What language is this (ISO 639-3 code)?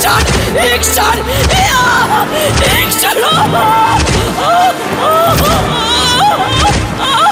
hin